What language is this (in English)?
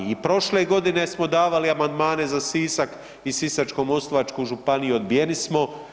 Croatian